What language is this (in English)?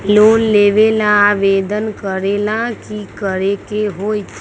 Magahi